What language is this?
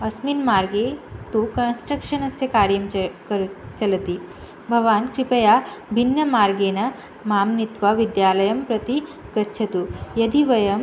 Sanskrit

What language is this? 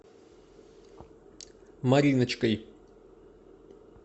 Russian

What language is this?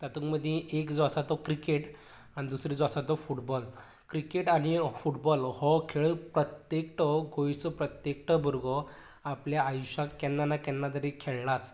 Konkani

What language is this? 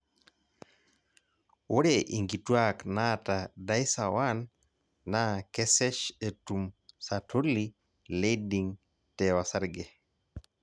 Masai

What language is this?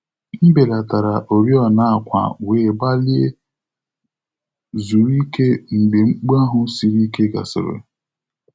Igbo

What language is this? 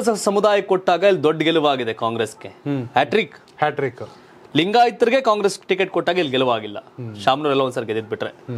Kannada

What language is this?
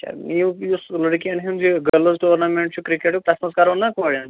Kashmiri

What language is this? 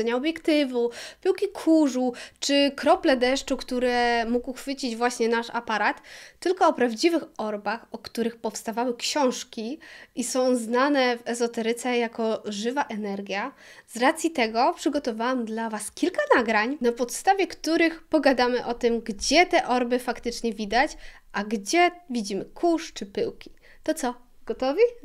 Polish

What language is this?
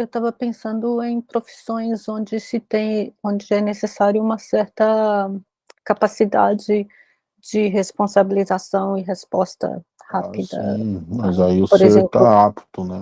Portuguese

